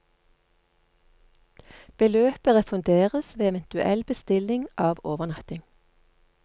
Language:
Norwegian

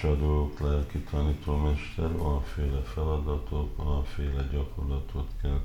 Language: Hungarian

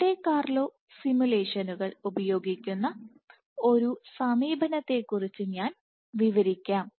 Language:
Malayalam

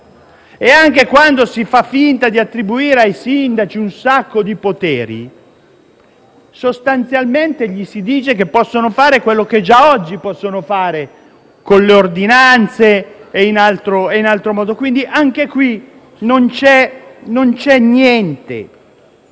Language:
Italian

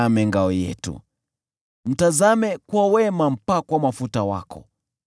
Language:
Swahili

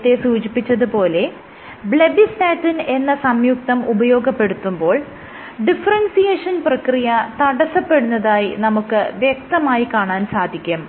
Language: Malayalam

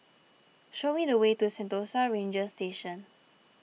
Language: English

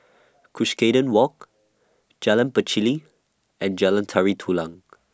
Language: English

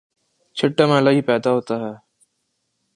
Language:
Urdu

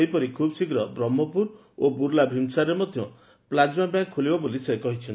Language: Odia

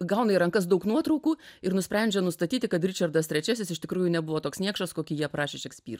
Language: Lithuanian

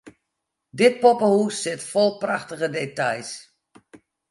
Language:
Western Frisian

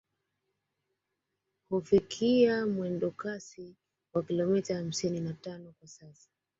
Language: Swahili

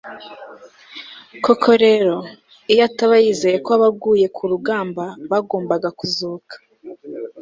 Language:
Kinyarwanda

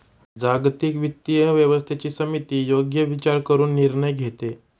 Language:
Marathi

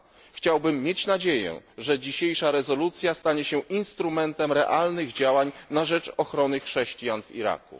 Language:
Polish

